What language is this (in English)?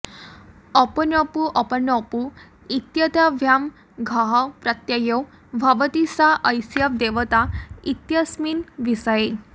Sanskrit